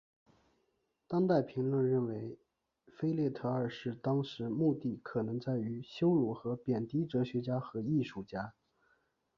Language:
Chinese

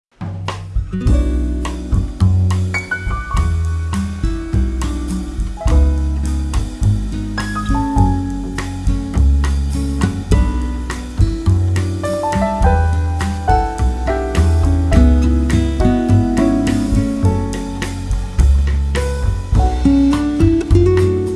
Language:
English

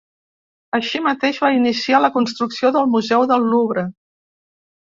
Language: Catalan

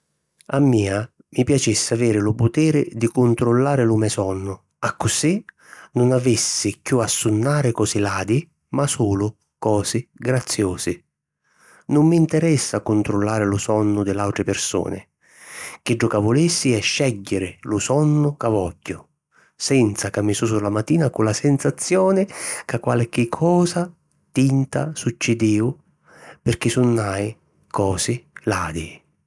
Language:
Sicilian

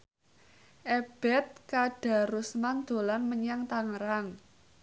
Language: Javanese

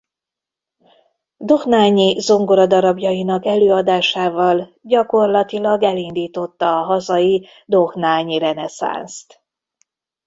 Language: Hungarian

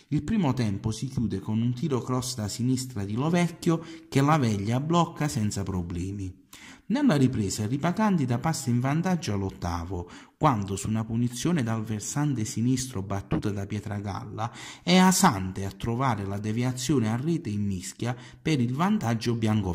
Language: Italian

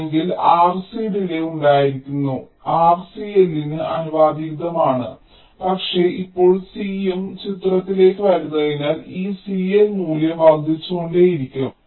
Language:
Malayalam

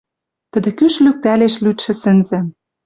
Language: Western Mari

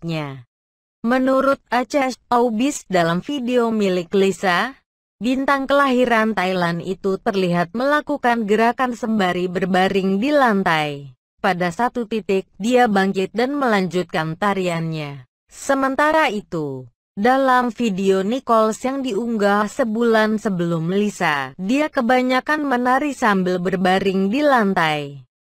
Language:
Indonesian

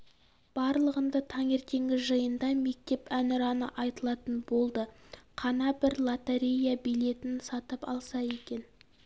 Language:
Kazakh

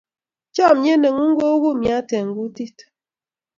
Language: Kalenjin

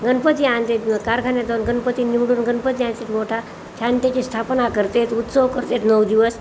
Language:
Marathi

